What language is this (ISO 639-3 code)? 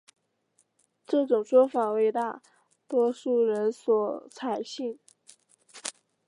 zho